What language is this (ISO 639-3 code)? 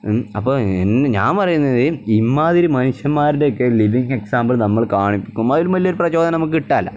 mal